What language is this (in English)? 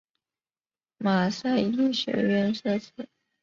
Chinese